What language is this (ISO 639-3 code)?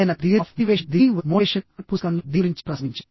tel